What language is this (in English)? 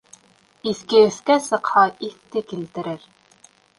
Bashkir